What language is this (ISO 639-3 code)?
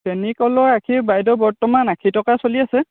asm